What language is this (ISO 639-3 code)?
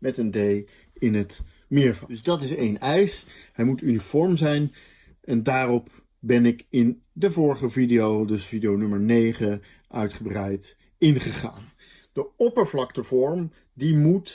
nld